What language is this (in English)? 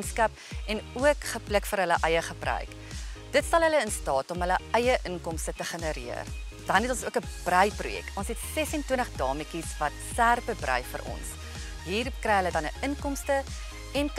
Dutch